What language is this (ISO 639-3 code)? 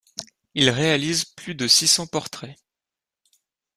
fra